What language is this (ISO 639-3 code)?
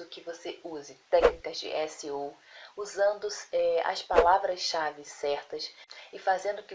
por